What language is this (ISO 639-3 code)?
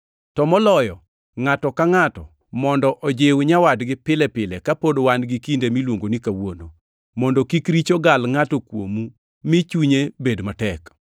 luo